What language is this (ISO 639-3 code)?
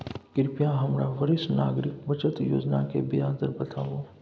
mai